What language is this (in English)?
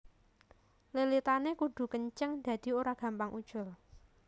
Javanese